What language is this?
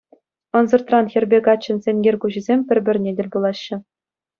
Chuvash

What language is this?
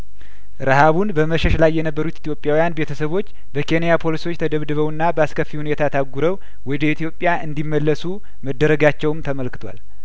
Amharic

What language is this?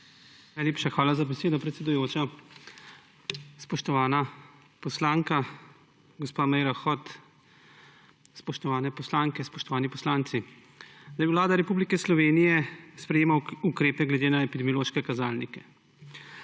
Slovenian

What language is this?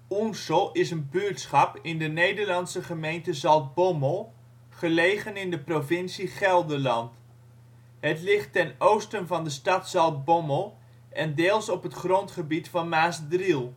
Dutch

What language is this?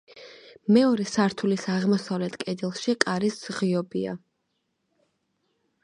Georgian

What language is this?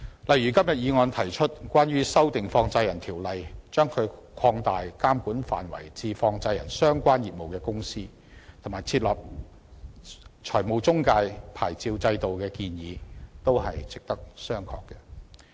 Cantonese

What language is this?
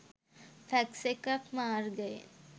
Sinhala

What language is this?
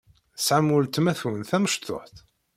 Kabyle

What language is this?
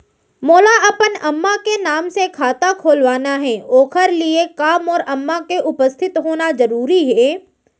Chhattisgarhi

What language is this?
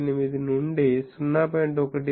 Telugu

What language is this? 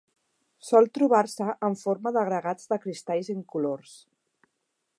Catalan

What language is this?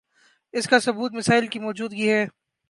Urdu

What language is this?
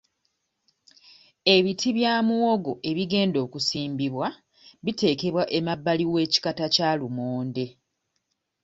Ganda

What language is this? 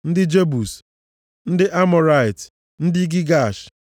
Igbo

